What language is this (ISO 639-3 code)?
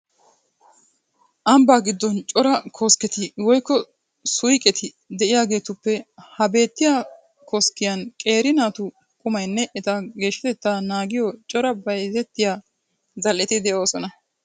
wal